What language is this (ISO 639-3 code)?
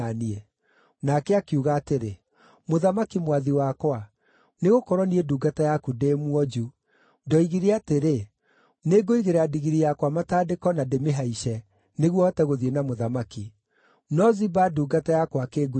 kik